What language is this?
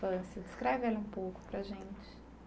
Portuguese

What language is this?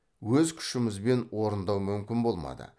Kazakh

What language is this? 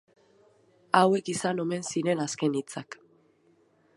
Basque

